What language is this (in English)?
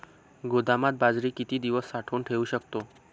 Marathi